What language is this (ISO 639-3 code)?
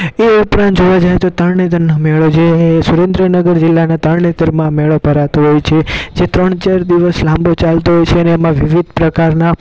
guj